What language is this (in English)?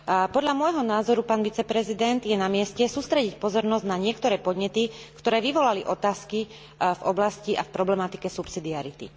Slovak